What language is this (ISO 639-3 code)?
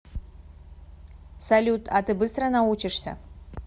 rus